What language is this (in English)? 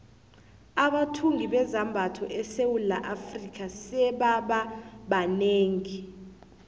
South Ndebele